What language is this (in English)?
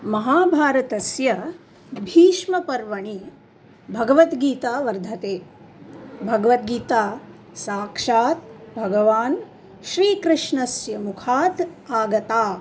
Sanskrit